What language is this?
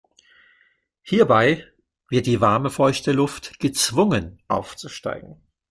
German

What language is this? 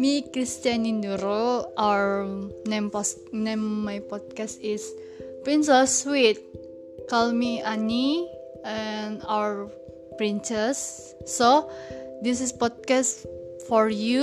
Indonesian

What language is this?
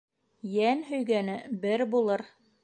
Bashkir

